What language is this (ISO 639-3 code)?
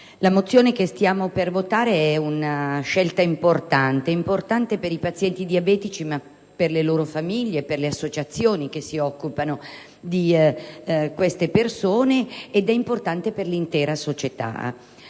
ita